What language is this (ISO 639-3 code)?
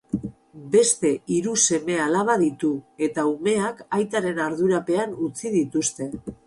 eus